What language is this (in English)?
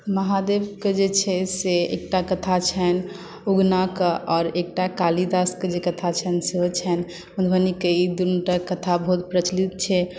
Maithili